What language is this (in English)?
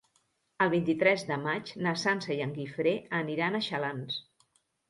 Catalan